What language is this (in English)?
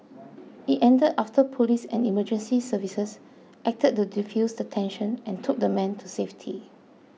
English